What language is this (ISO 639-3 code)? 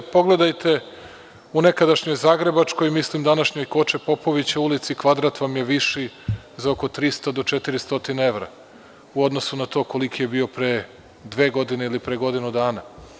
srp